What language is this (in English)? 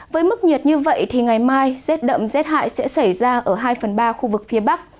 Vietnamese